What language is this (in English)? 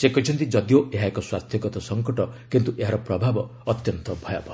Odia